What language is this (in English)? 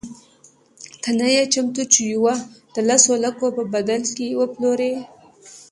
Pashto